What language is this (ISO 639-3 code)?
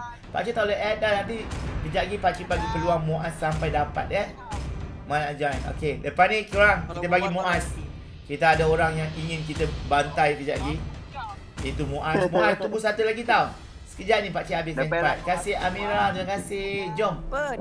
msa